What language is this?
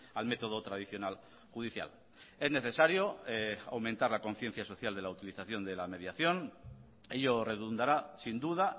Spanish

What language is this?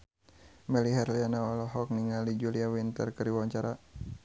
Sundanese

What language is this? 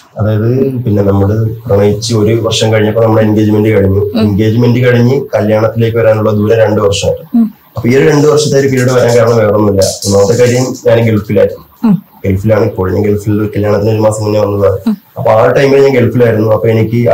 Malayalam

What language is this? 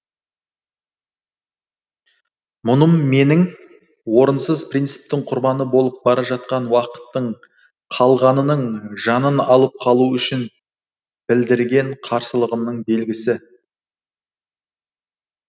Kazakh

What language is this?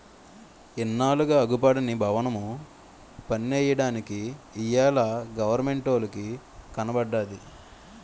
Telugu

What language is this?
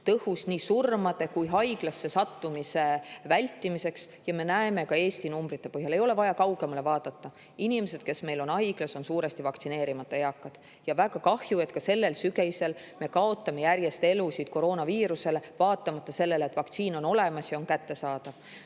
Estonian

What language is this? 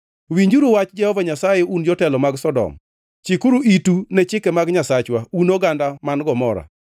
Luo (Kenya and Tanzania)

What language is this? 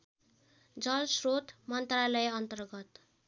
Nepali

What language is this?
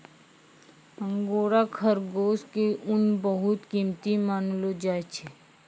Maithili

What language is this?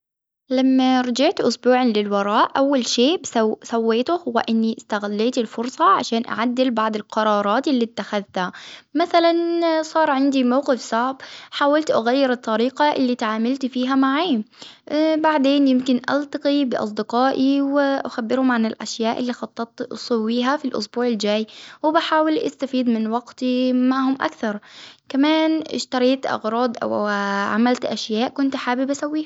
Hijazi Arabic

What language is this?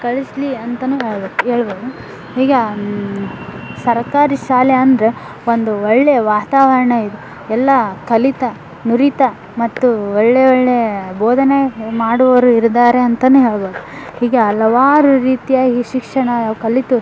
Kannada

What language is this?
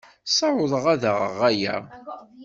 Kabyle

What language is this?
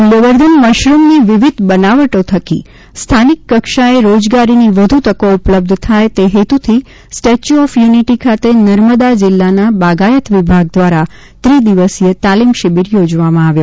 Gujarati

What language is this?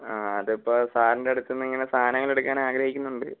Malayalam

